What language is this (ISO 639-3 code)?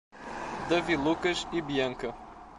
por